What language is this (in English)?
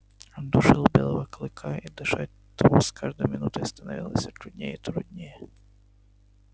Russian